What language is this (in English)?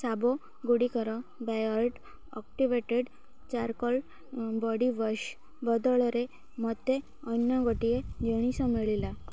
Odia